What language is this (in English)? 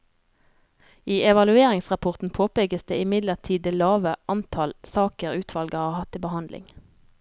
Norwegian